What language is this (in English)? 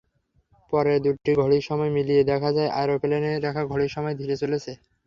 Bangla